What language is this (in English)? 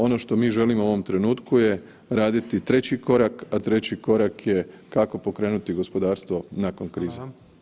Croatian